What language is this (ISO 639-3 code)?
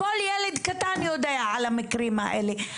heb